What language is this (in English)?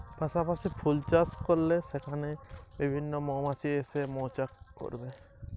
Bangla